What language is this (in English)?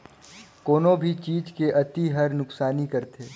Chhattisgarhi